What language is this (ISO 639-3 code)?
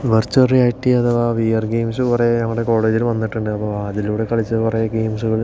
mal